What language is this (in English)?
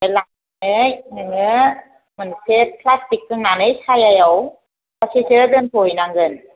Bodo